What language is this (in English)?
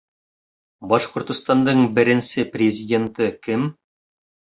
Bashkir